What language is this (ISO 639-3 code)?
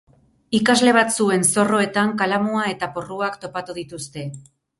eus